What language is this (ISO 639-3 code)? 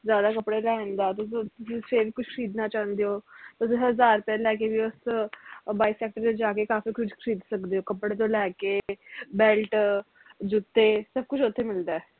pan